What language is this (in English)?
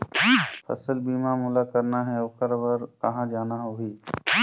Chhattisgarhi